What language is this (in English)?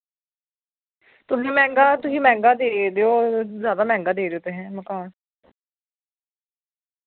Dogri